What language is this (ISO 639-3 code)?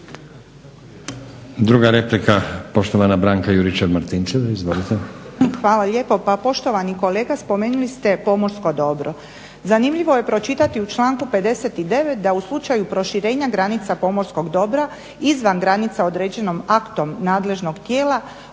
hrv